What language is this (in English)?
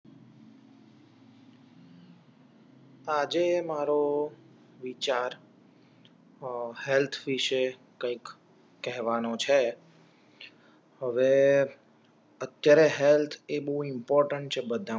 Gujarati